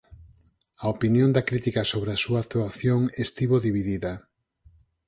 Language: Galician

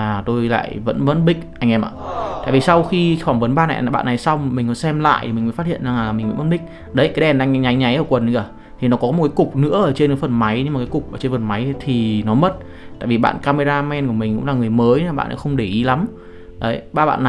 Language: Vietnamese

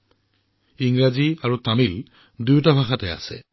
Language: Assamese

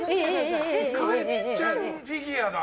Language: Japanese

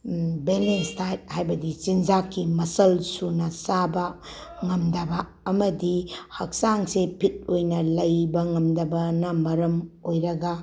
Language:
Manipuri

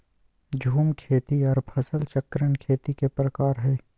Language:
Magahi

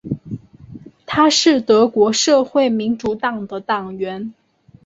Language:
Chinese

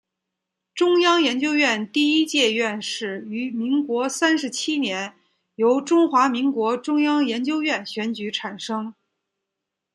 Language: Chinese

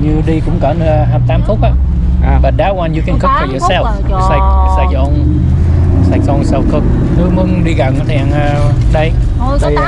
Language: Vietnamese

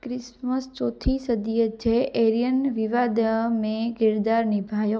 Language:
Sindhi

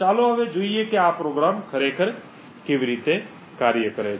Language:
Gujarati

